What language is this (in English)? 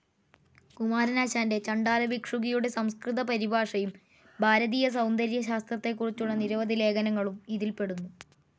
Malayalam